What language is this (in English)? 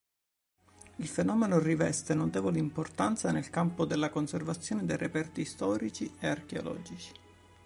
Italian